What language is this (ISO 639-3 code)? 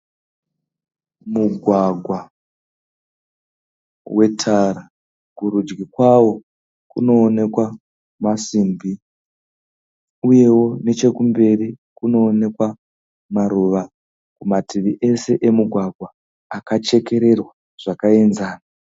sna